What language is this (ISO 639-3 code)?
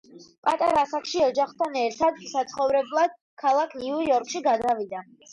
kat